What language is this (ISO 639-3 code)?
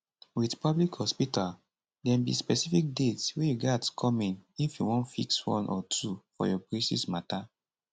pcm